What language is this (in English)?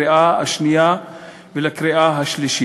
Hebrew